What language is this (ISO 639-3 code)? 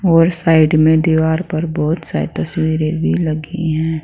hin